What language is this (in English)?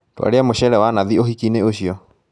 Kikuyu